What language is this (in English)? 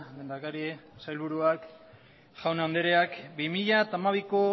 Basque